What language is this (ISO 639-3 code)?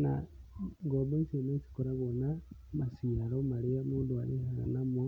kik